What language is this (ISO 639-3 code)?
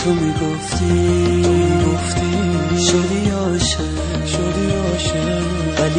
fas